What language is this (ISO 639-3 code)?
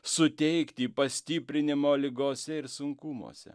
lit